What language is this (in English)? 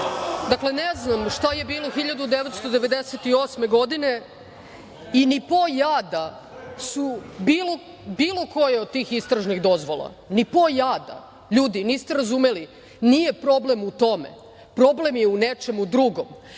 Serbian